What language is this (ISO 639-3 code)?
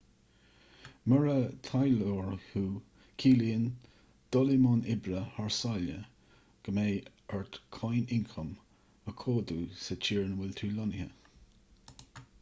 gle